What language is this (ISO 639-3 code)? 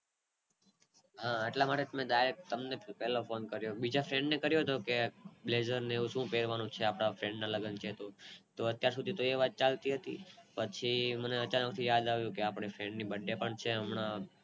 guj